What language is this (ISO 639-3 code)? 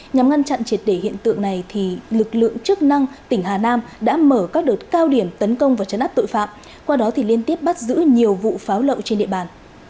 vie